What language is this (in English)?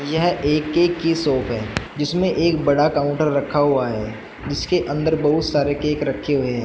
Hindi